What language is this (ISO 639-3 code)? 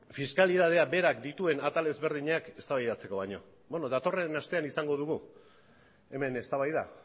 eus